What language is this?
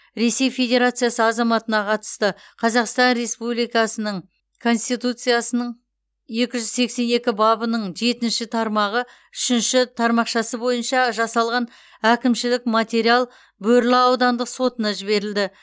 Kazakh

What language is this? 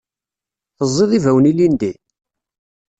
Kabyle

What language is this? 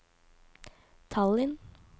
Norwegian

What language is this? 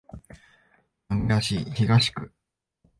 Japanese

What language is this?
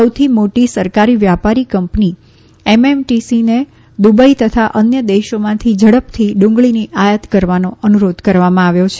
Gujarati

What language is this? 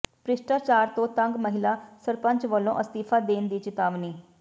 Punjabi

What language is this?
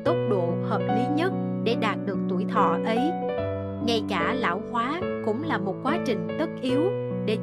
Vietnamese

